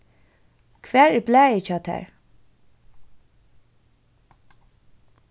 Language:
Faroese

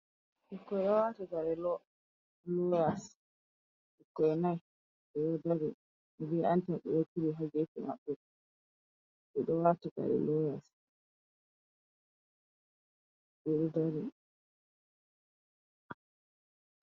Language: Fula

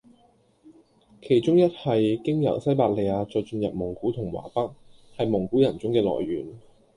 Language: Cantonese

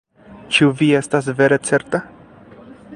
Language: Esperanto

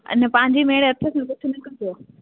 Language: Sindhi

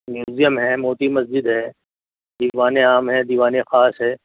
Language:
Urdu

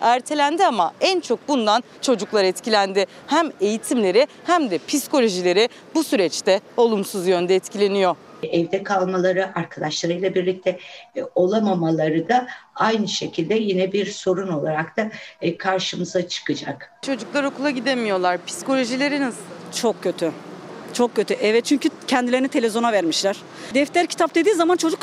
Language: Turkish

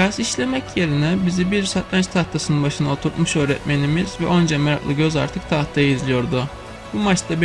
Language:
Turkish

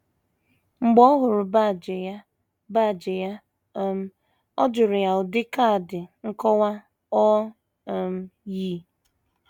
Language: Igbo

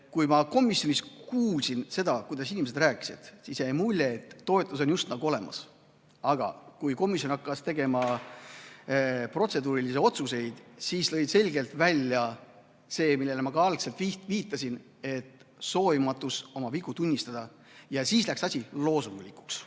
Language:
Estonian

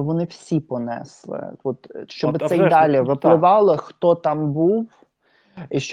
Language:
Ukrainian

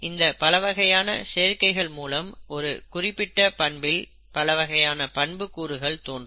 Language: Tamil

